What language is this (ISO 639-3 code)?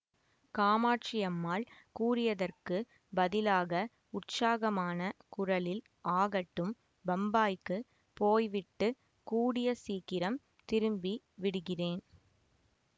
tam